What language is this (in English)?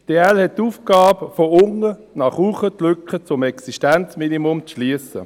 Swiss German